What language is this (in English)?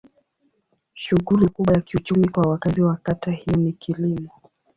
Swahili